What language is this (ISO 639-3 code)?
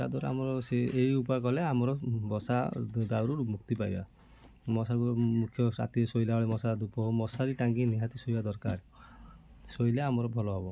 ori